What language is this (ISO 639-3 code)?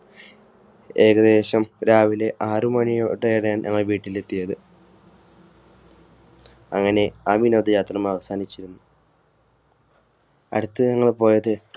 mal